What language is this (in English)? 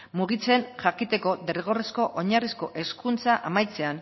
Basque